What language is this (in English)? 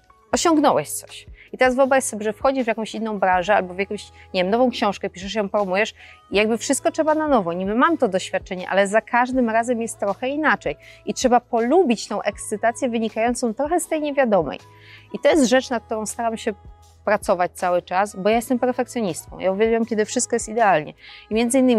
Polish